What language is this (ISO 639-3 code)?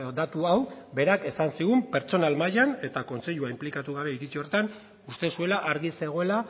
eus